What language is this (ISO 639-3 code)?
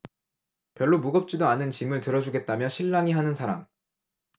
kor